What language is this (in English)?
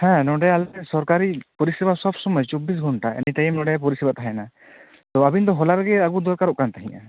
Santali